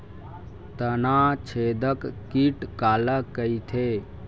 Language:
Chhattisgarhi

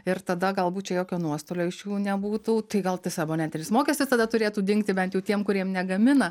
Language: Lithuanian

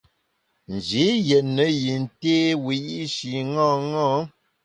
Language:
Bamun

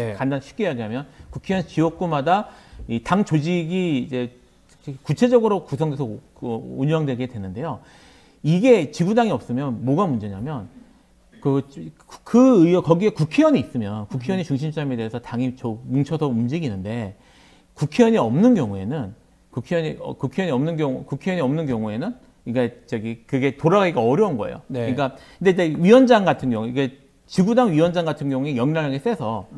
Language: Korean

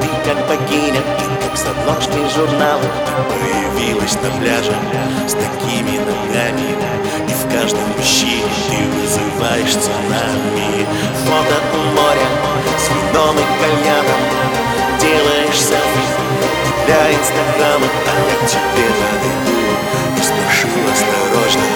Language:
Russian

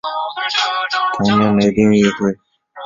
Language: Chinese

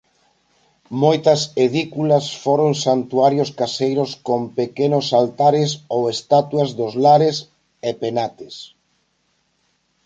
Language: Galician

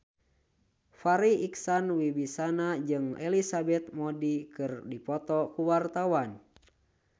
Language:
Sundanese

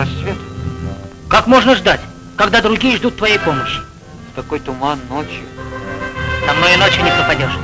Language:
Russian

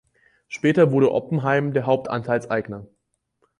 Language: German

